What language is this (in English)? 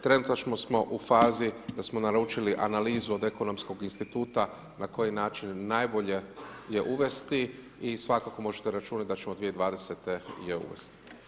Croatian